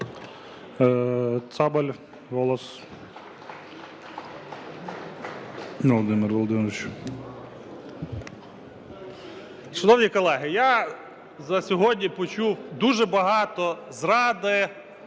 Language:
Ukrainian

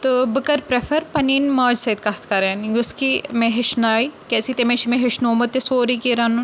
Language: Kashmiri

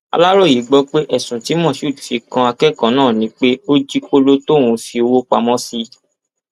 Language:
Yoruba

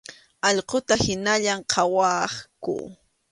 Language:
Arequipa-La Unión Quechua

